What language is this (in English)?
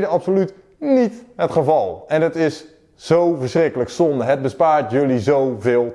Dutch